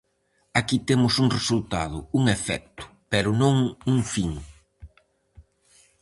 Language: Galician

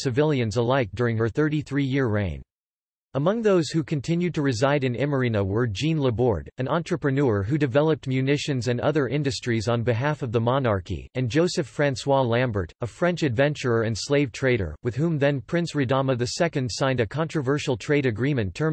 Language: English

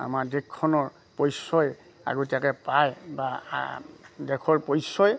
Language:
Assamese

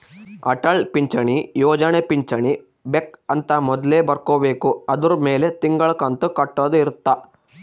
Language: Kannada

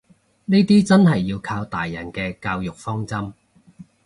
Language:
Cantonese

